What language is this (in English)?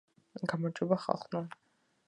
Georgian